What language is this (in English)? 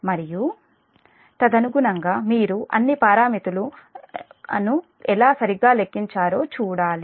Telugu